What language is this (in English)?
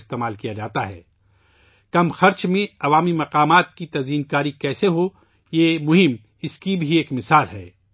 Urdu